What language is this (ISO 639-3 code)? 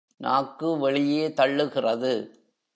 tam